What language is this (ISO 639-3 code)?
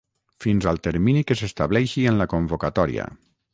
cat